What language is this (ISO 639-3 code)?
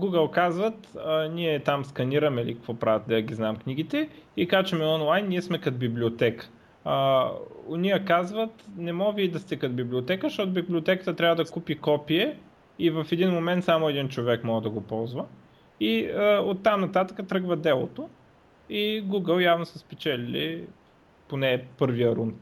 bul